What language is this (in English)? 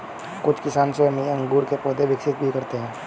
Hindi